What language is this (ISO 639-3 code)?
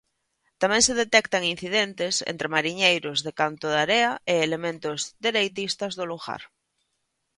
glg